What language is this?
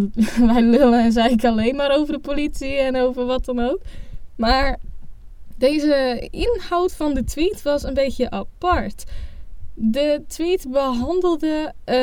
Dutch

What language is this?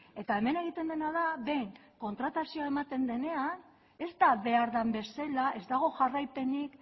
Basque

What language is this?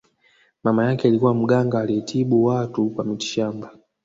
Swahili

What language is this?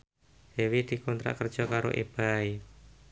Javanese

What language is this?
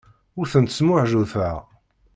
Kabyle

